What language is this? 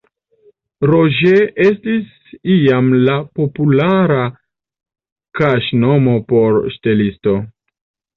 Esperanto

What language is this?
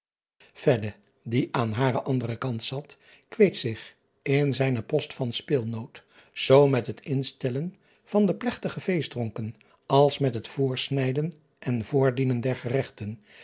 Dutch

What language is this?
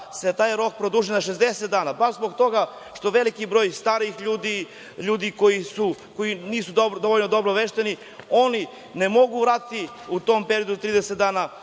Serbian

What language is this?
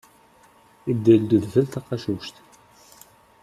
Kabyle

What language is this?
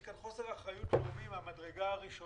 Hebrew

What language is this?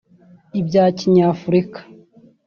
Kinyarwanda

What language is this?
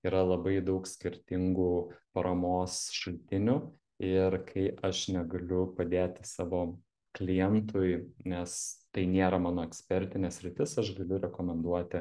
Lithuanian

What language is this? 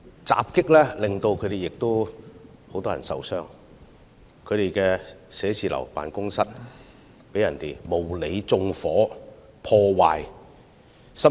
Cantonese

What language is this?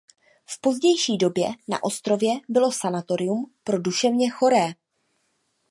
Czech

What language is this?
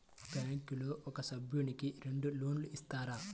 Telugu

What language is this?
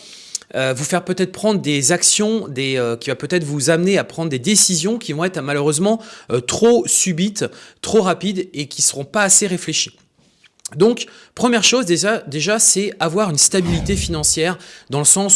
French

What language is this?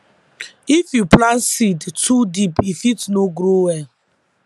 Nigerian Pidgin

